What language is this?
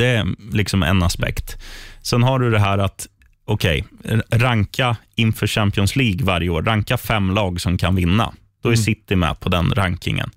Swedish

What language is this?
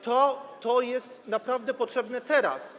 Polish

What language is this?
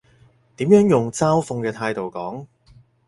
Cantonese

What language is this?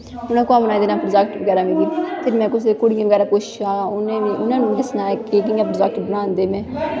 Dogri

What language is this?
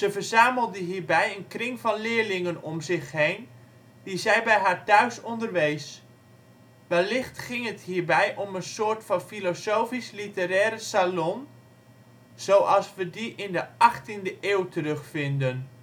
Dutch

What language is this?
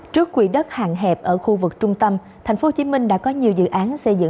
Vietnamese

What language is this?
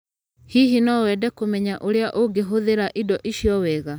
Kikuyu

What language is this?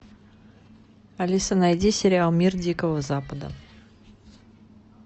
Russian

